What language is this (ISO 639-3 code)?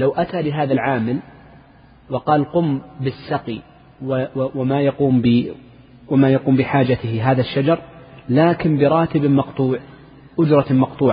ara